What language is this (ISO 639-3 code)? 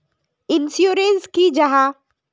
mag